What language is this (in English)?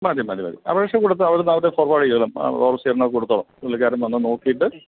Malayalam